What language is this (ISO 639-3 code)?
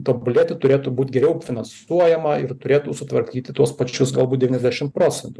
lit